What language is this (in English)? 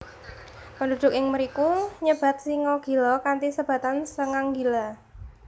Javanese